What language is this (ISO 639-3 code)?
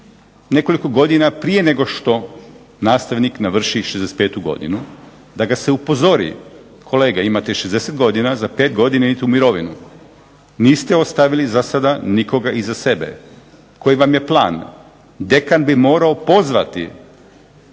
hrv